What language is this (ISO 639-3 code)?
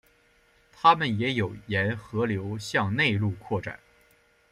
zho